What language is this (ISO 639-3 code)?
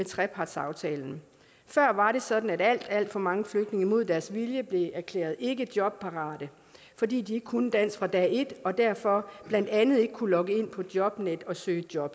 dan